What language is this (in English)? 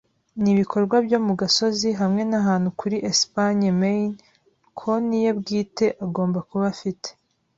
Kinyarwanda